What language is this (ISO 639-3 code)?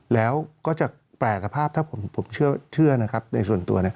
tha